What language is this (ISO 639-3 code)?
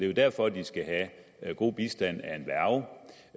dan